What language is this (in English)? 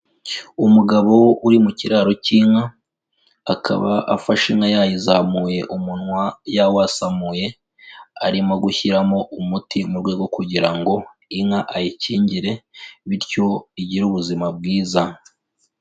Kinyarwanda